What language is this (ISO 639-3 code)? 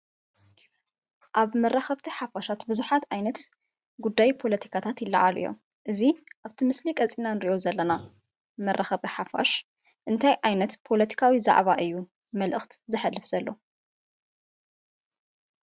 tir